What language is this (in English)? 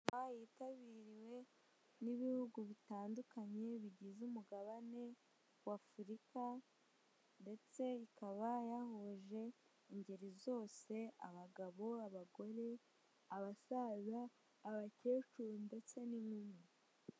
Kinyarwanda